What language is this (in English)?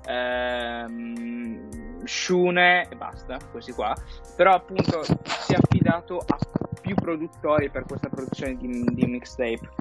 Italian